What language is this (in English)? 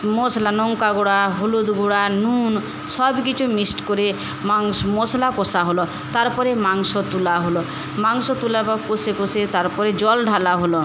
Bangla